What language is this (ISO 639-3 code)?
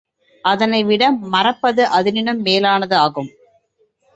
tam